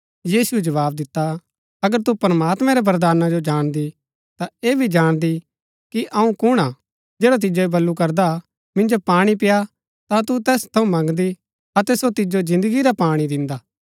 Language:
Gaddi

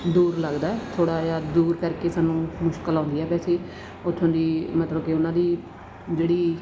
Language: Punjabi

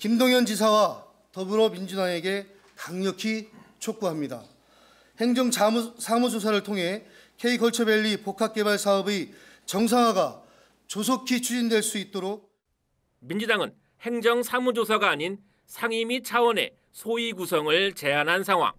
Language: Korean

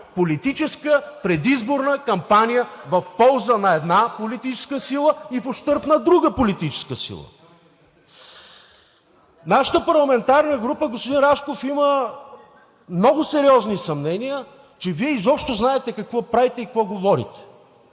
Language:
Bulgarian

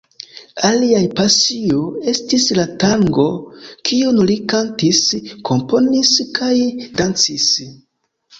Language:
Esperanto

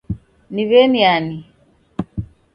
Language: Taita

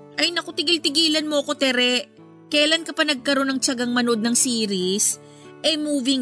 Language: Filipino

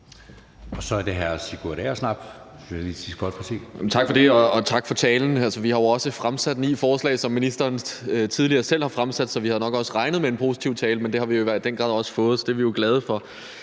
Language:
Danish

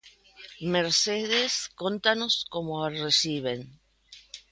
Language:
Galician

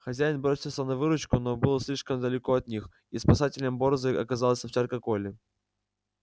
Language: Russian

